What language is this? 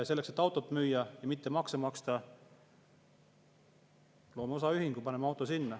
Estonian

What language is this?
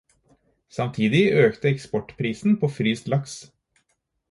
Norwegian Bokmål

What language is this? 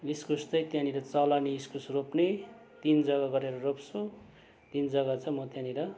Nepali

